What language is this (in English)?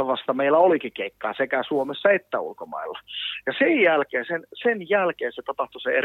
Finnish